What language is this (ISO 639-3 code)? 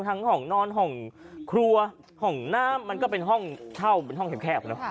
tha